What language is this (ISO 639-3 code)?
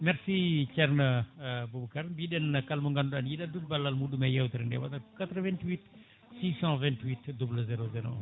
ful